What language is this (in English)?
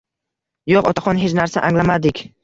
Uzbek